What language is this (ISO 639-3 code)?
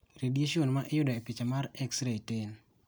luo